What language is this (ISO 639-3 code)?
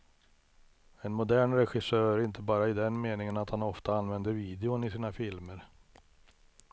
swe